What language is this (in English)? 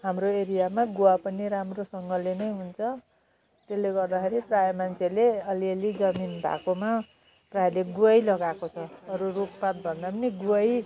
Nepali